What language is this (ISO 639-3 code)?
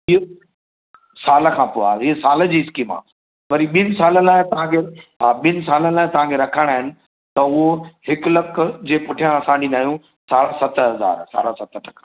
snd